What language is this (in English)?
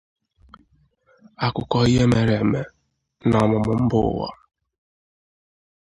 Igbo